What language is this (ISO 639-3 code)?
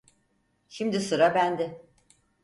tur